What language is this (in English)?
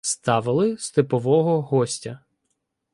Ukrainian